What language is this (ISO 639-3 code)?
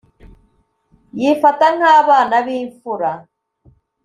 kin